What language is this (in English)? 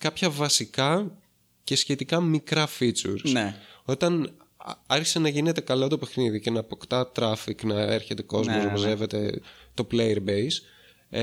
Greek